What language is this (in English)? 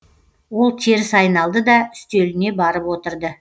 Kazakh